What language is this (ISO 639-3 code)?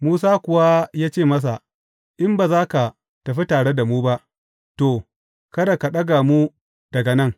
hau